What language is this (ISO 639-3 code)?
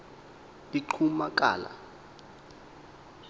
xho